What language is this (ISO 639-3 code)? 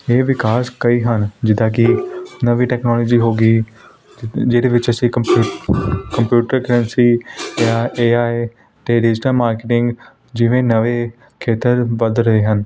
pan